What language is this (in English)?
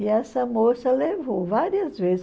Portuguese